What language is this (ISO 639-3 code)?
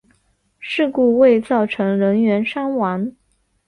zho